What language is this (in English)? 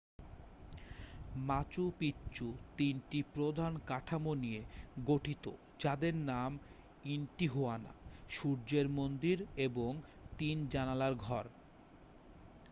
Bangla